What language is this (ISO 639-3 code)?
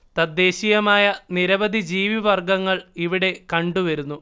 mal